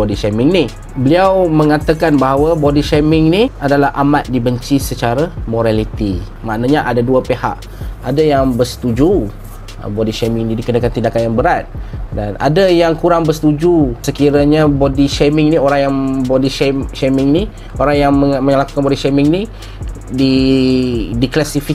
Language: Malay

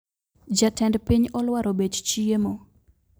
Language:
Luo (Kenya and Tanzania)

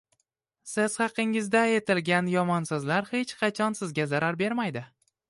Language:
Uzbek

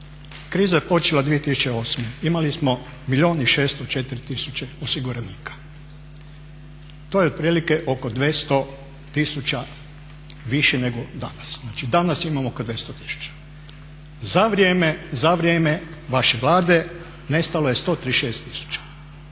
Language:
Croatian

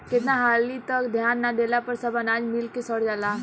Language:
Bhojpuri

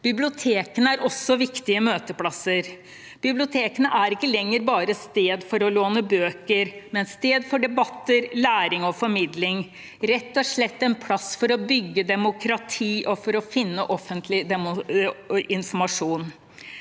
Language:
Norwegian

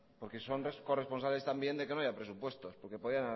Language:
Spanish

